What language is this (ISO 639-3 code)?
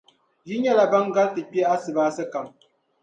dag